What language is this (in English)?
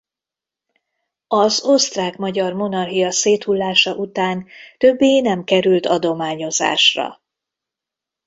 Hungarian